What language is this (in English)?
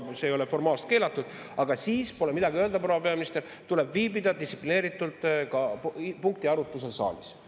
Estonian